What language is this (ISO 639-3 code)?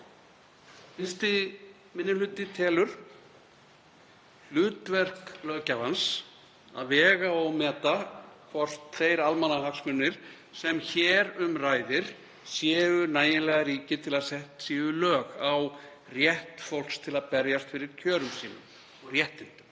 isl